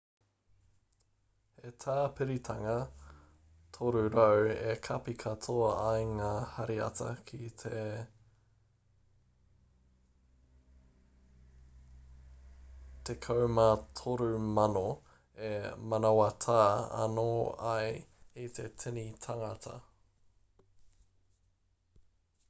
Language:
Māori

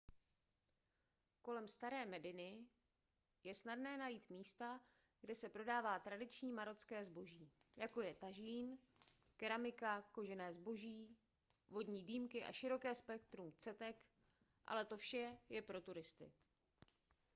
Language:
Czech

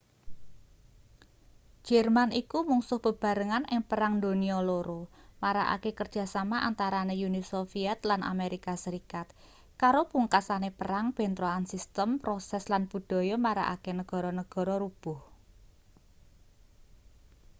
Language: Javanese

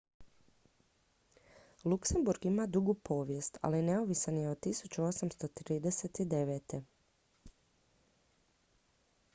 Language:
Croatian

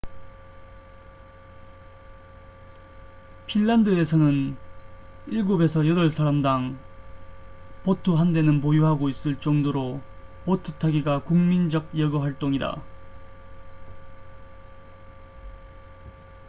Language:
Korean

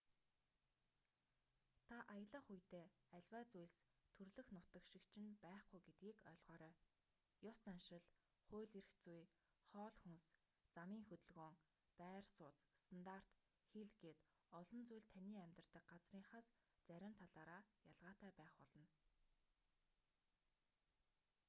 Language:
Mongolian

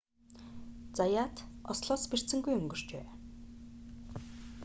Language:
Mongolian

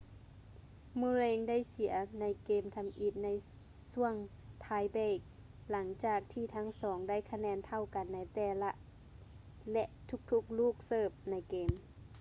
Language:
Lao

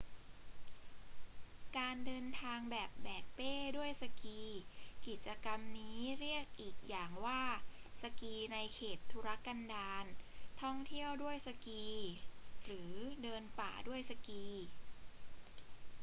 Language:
Thai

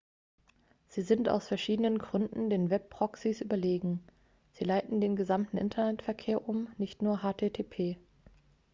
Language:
German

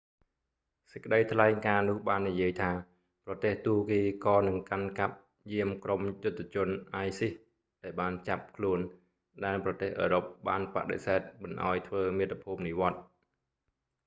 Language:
Khmer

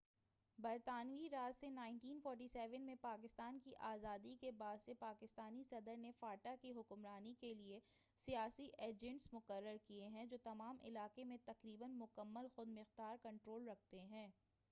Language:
Urdu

